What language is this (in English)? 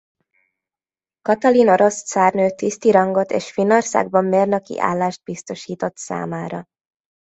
Hungarian